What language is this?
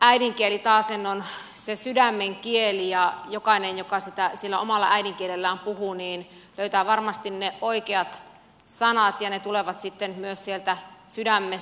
Finnish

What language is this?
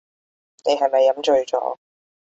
Cantonese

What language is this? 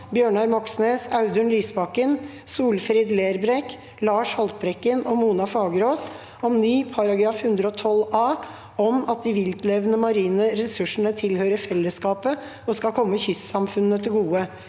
Norwegian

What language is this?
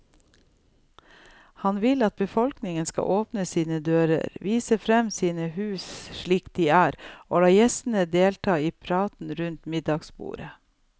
Norwegian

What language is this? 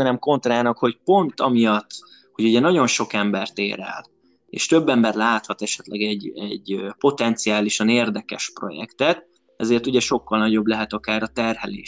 Hungarian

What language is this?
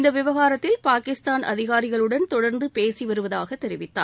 Tamil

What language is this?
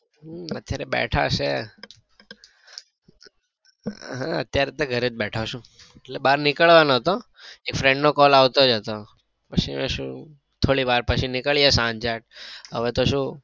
Gujarati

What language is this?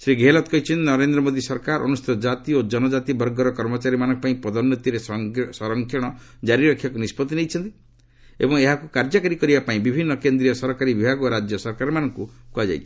Odia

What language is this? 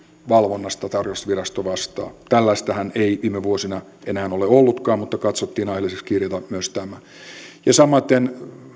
Finnish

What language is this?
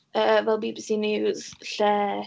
Welsh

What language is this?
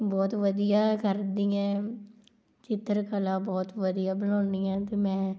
Punjabi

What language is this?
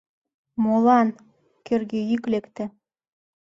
Mari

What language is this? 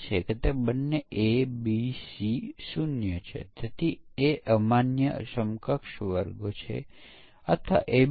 Gujarati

